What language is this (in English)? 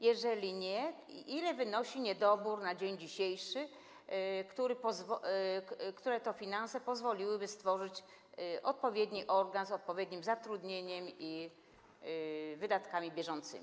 Polish